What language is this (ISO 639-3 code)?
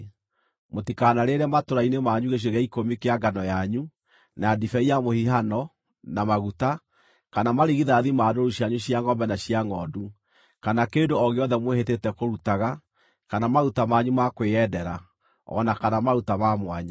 kik